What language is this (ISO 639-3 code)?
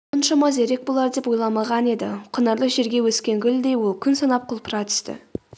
kaz